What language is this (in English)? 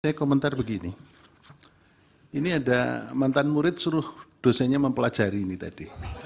Indonesian